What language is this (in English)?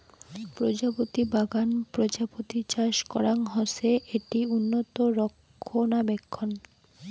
Bangla